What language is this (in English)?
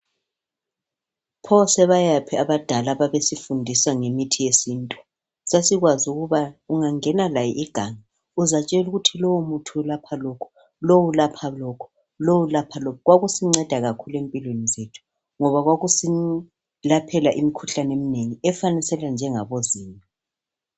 North Ndebele